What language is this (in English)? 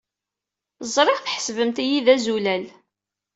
Kabyle